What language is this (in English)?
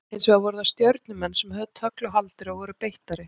Icelandic